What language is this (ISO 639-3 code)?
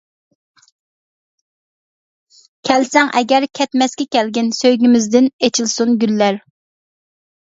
uig